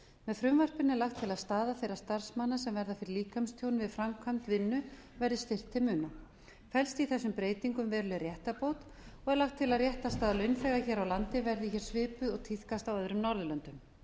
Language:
Icelandic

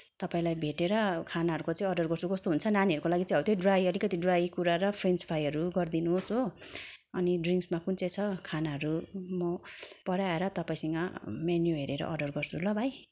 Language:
Nepali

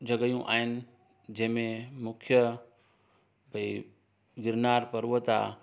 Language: Sindhi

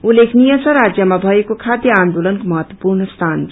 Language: Nepali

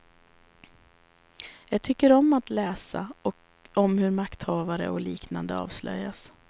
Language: Swedish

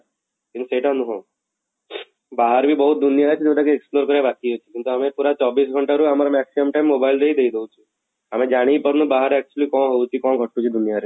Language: Odia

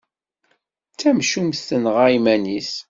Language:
Kabyle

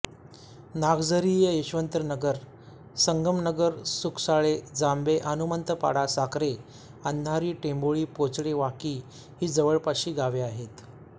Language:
Marathi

